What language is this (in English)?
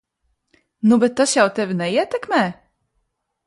Latvian